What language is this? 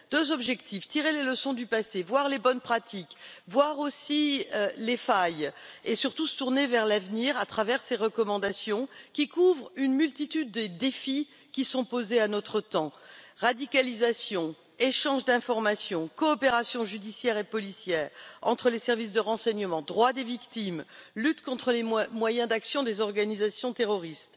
French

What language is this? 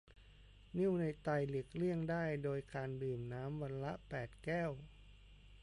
Thai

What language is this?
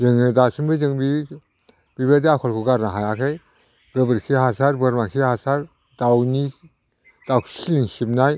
Bodo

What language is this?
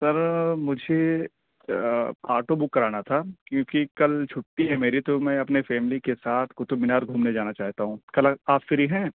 Urdu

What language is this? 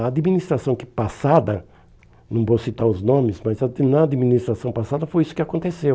Portuguese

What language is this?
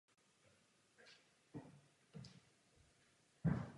Czech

